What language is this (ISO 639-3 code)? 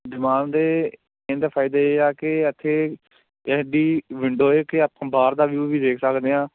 pan